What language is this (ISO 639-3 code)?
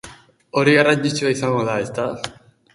eus